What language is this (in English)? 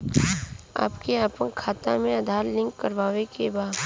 Bhojpuri